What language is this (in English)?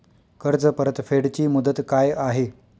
Marathi